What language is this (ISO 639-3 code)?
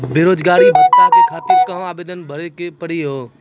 mai